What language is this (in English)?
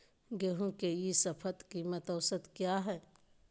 Magahi